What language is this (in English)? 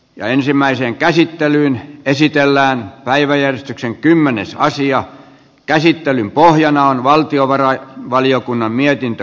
Finnish